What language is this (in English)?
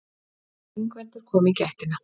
Icelandic